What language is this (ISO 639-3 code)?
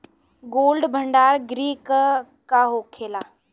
bho